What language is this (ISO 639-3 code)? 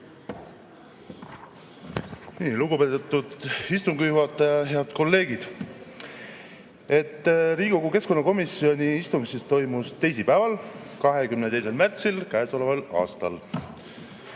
est